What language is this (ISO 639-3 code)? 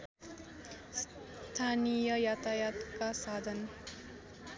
nep